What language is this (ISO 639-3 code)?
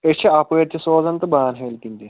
kas